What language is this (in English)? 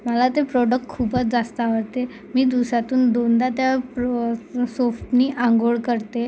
Marathi